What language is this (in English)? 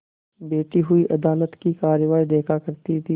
Hindi